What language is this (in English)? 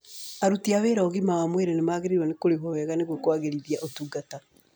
Kikuyu